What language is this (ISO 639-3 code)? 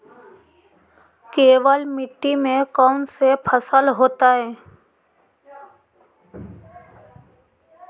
mag